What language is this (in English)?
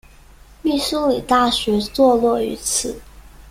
Chinese